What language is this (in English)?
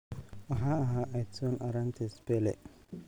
Somali